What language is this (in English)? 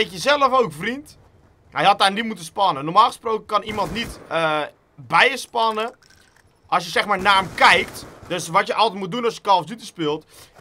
Dutch